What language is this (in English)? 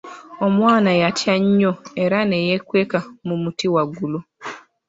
Ganda